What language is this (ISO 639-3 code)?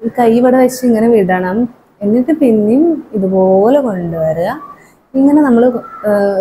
mal